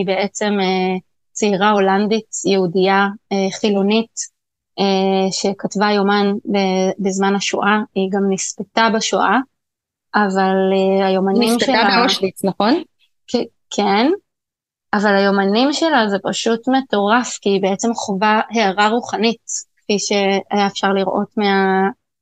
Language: Hebrew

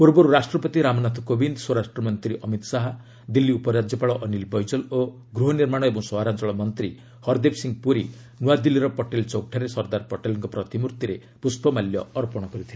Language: Odia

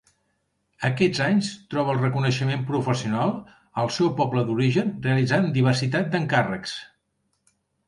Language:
Catalan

